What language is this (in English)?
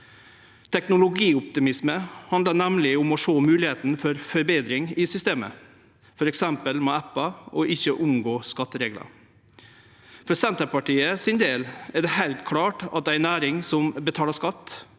Norwegian